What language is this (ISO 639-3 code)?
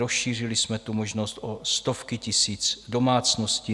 ces